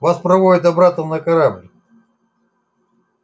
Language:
Russian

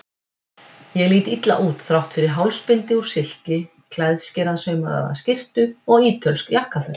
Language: Icelandic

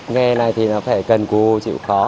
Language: Vietnamese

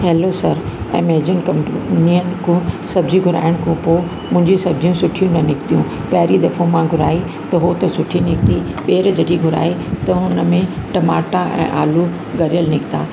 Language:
Sindhi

